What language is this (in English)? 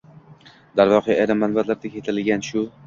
Uzbek